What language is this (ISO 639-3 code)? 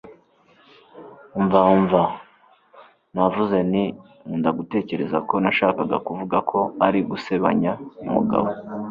kin